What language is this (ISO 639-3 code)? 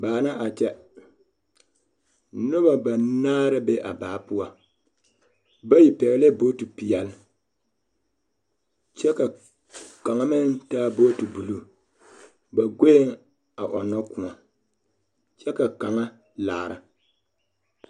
dga